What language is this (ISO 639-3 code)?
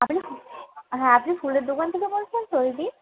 ben